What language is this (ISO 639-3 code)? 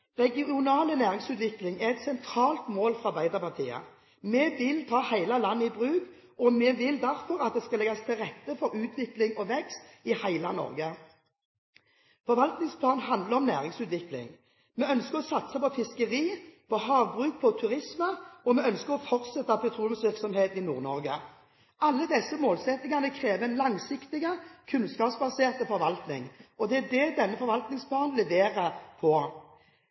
nob